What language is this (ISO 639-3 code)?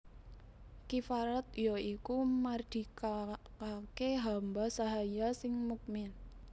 jav